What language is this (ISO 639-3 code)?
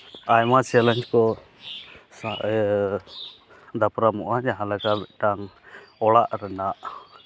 sat